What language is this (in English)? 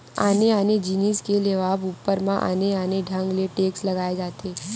Chhattisgarhi